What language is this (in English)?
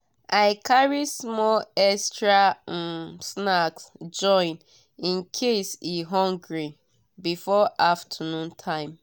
Nigerian Pidgin